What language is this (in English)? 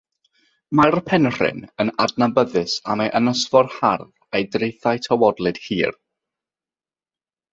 Welsh